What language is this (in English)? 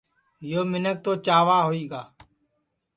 Sansi